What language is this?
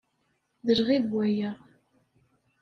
Kabyle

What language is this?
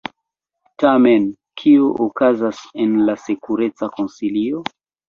Esperanto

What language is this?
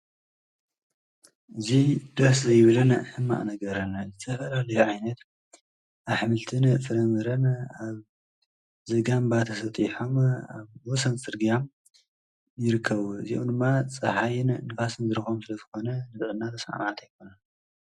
Tigrinya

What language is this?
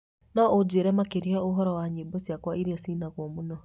Kikuyu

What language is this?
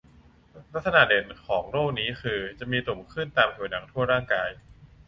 Thai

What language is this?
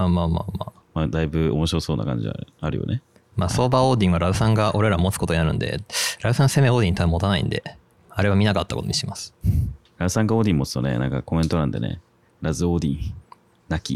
Japanese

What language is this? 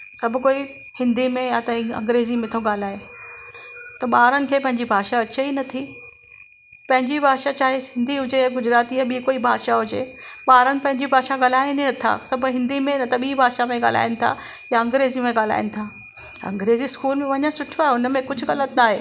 Sindhi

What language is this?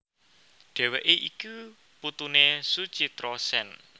Javanese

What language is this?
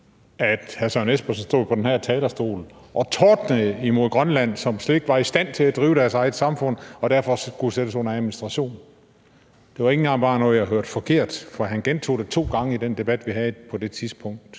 Danish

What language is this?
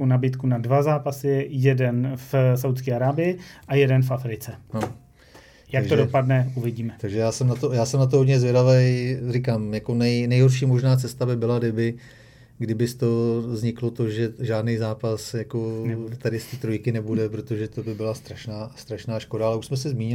Czech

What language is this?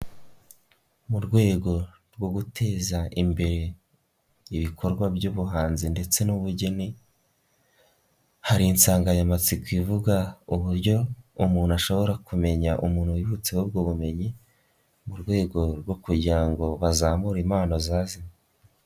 Kinyarwanda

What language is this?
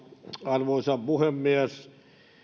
Finnish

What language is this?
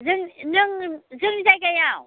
Bodo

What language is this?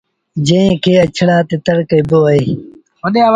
Sindhi Bhil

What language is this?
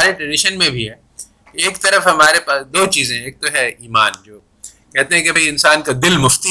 Urdu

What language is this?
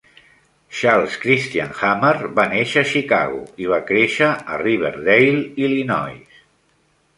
Catalan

